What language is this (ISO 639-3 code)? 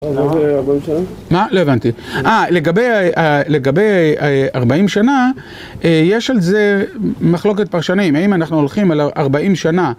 heb